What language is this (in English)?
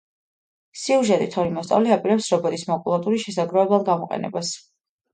Georgian